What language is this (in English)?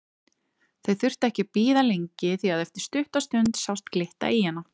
Icelandic